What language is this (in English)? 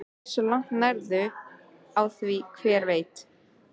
Icelandic